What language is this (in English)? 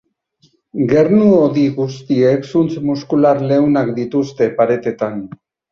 Basque